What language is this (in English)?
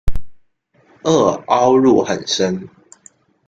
Chinese